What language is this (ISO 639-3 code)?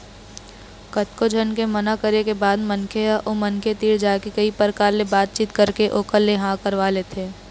hne